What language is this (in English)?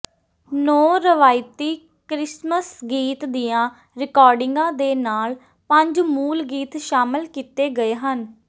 Punjabi